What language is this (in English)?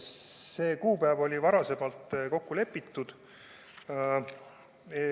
Estonian